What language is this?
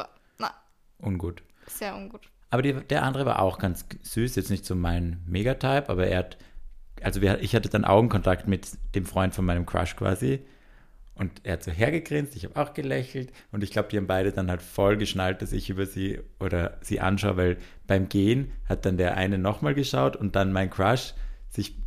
German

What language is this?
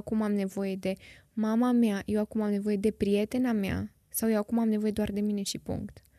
Romanian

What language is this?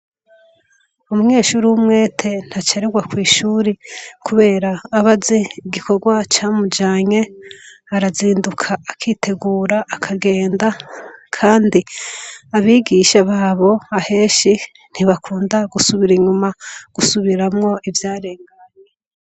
Rundi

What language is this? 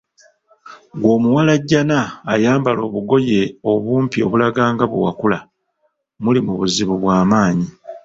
Ganda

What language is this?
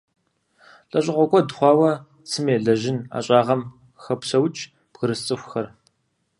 Kabardian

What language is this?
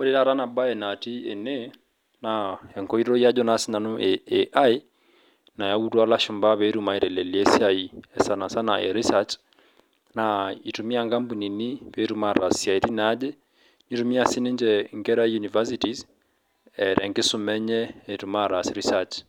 Masai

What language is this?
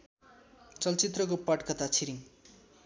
Nepali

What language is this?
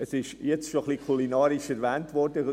Swiss German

